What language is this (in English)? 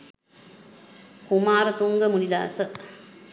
Sinhala